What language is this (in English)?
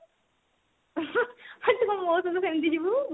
Odia